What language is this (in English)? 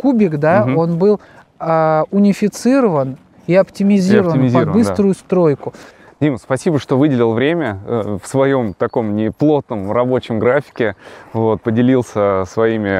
Russian